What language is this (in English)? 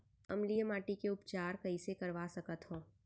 Chhattisgarhi